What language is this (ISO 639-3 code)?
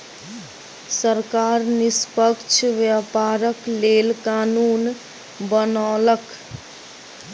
mai